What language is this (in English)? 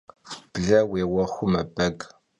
Kabardian